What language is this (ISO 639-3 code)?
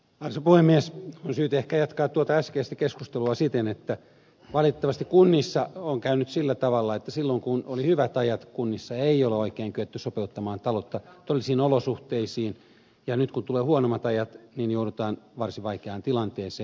fin